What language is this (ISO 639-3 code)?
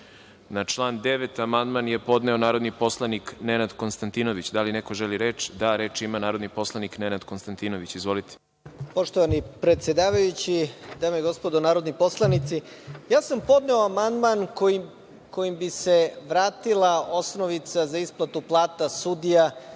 srp